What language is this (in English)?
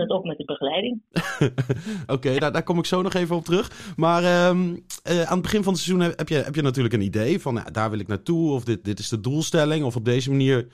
Dutch